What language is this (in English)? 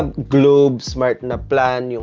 English